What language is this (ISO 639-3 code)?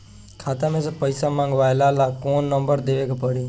bho